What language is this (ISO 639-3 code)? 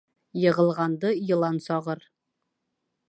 bak